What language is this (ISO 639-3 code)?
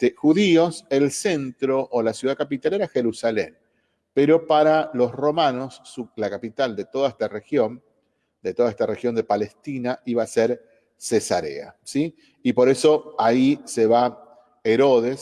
spa